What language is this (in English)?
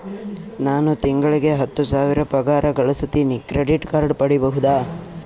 Kannada